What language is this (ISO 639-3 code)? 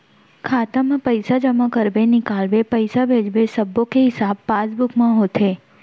hne